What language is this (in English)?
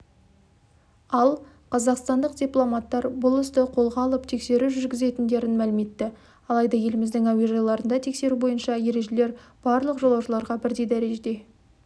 Kazakh